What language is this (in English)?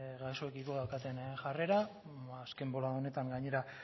Basque